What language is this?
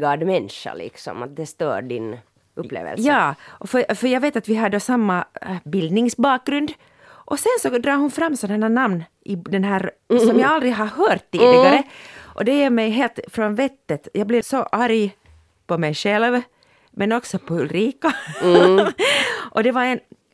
Swedish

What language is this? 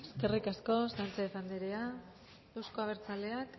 Basque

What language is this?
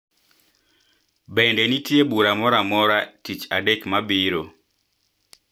Luo (Kenya and Tanzania)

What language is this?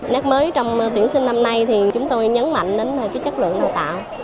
Vietnamese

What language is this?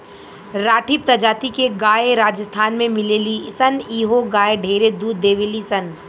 Bhojpuri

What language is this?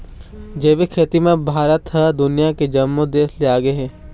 Chhattisgarhi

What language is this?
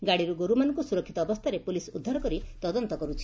Odia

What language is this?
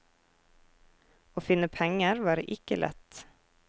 Norwegian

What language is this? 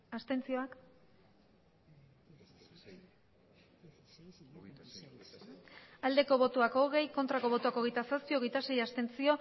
Basque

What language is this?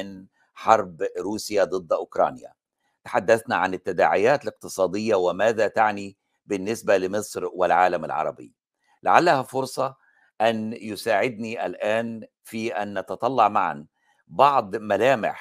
Arabic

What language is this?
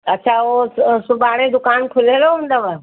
Sindhi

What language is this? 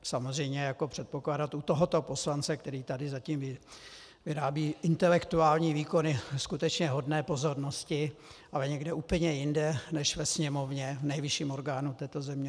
Czech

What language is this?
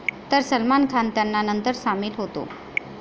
Marathi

